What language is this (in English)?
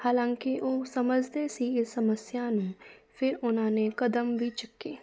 Punjabi